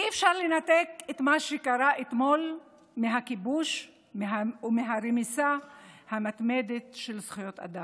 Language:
Hebrew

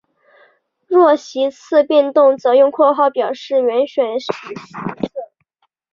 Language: Chinese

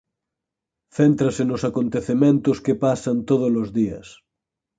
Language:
Galician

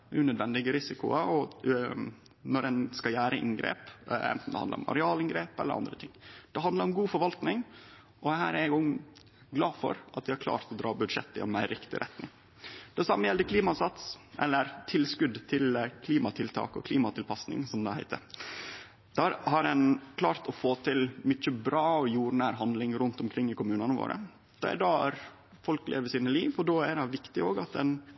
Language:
Norwegian Nynorsk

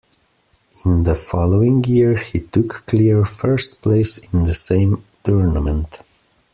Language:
English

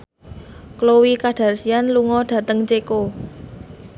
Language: Javanese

